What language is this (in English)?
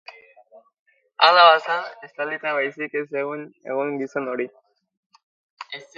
Basque